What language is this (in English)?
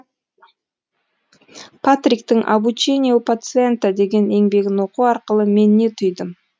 Kazakh